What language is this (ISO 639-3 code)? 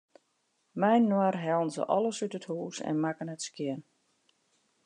fry